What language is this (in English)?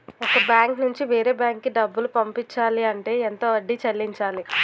Telugu